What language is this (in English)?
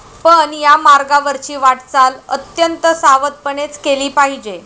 Marathi